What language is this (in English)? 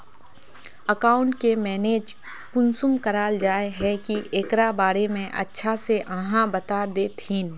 Magahi